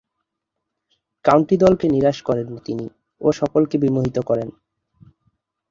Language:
Bangla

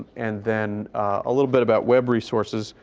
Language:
English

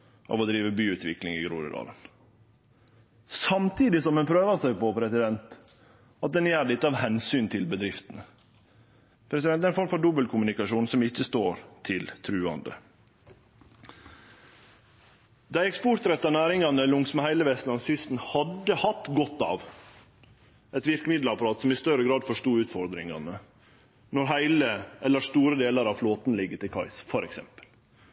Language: Norwegian Nynorsk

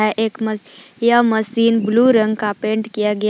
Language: Hindi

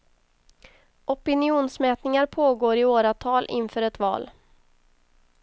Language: Swedish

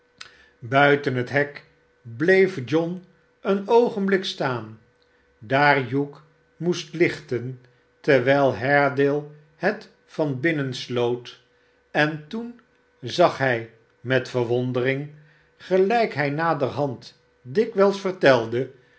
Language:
Dutch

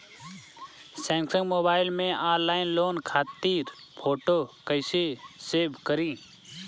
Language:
Bhojpuri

